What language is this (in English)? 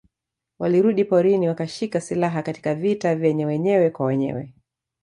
Swahili